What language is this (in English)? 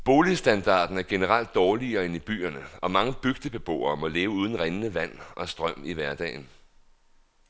Danish